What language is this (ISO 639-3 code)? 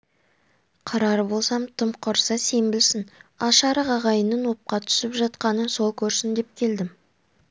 kaz